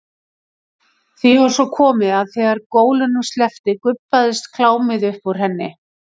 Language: Icelandic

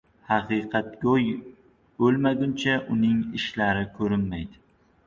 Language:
Uzbek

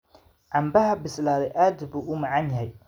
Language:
Somali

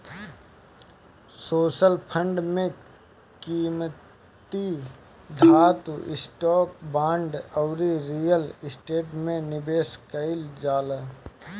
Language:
Bhojpuri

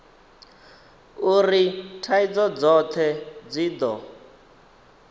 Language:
Venda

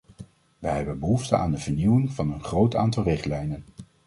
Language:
Dutch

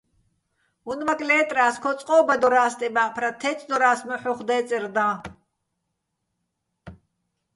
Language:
Bats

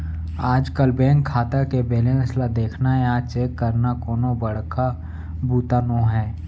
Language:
Chhattisgarhi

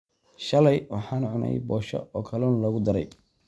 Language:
Somali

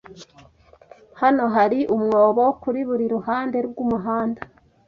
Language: Kinyarwanda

